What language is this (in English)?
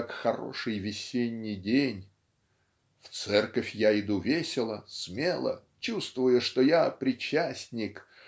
Russian